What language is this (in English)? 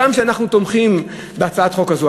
Hebrew